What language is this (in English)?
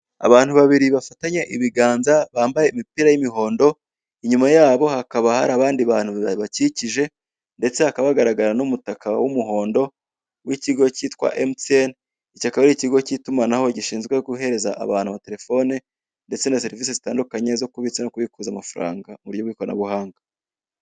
Kinyarwanda